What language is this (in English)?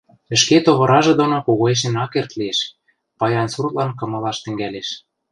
Western Mari